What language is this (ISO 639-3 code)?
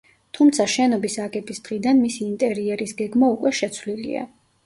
kat